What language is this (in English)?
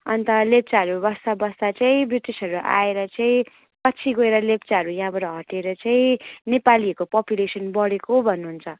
Nepali